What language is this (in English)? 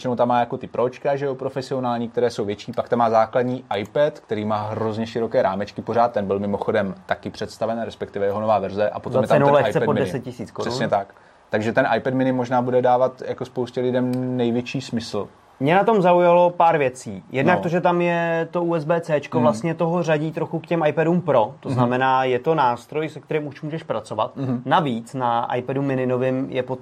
Czech